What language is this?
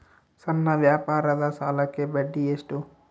Kannada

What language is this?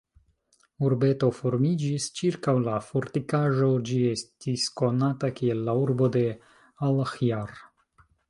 Esperanto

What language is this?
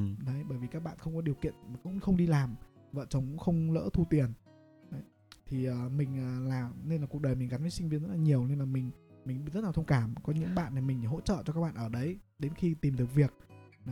Vietnamese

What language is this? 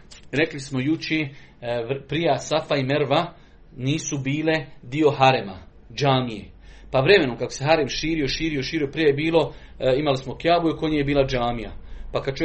Croatian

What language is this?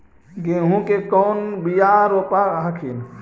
Magahi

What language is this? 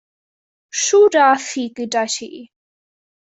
Welsh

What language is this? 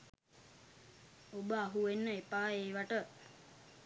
Sinhala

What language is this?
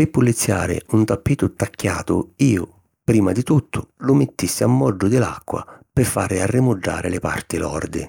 Sicilian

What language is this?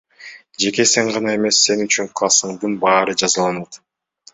Kyrgyz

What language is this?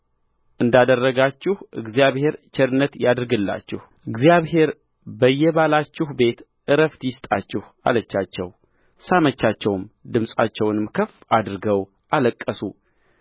Amharic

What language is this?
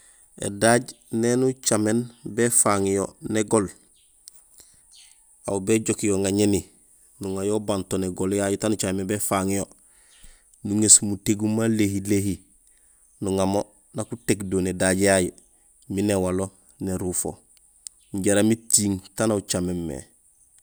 Gusilay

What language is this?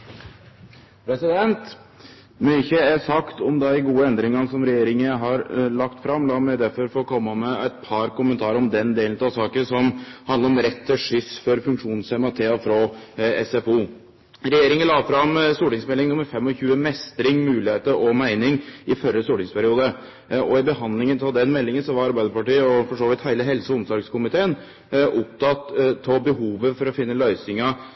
Norwegian Nynorsk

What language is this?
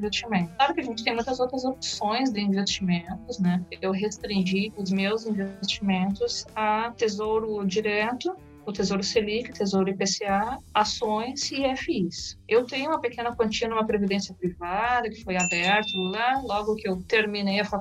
Portuguese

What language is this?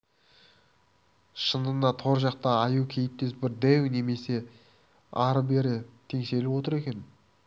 Kazakh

